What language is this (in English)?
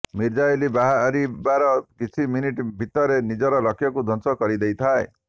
Odia